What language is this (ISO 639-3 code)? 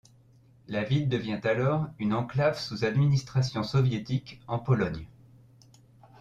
fra